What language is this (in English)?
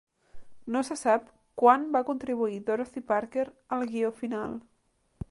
Catalan